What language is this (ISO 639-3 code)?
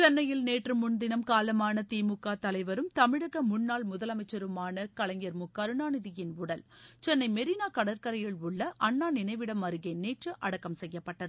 tam